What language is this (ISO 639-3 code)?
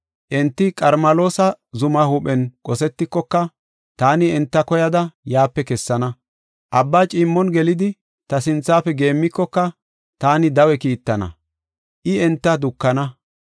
gof